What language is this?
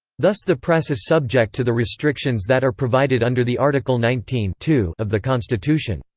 English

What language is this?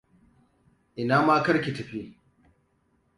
Hausa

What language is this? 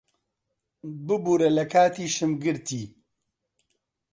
Central Kurdish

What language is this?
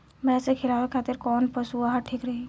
Bhojpuri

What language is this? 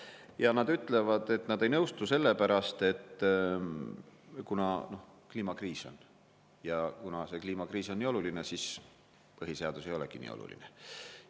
Estonian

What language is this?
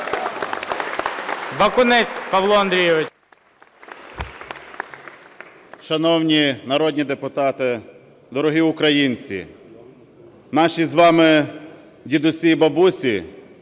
Ukrainian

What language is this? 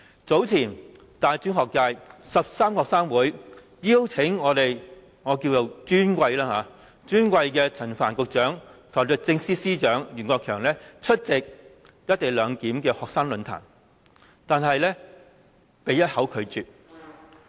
Cantonese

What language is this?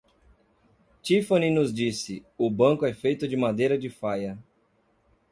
Portuguese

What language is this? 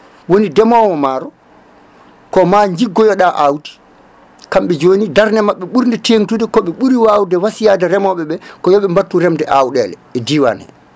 Fula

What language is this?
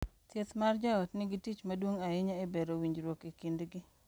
Luo (Kenya and Tanzania)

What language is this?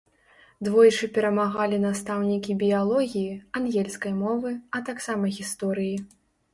Belarusian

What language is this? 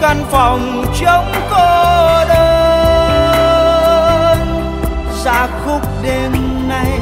Vietnamese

